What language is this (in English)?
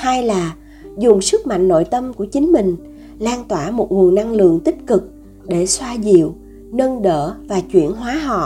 Vietnamese